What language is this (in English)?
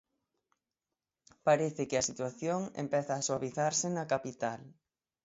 Galician